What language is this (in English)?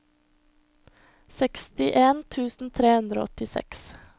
Norwegian